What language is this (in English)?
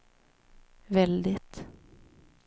Swedish